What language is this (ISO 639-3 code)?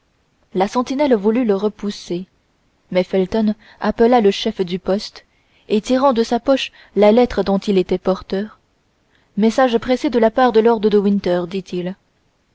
fra